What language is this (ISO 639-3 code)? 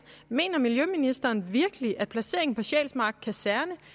dan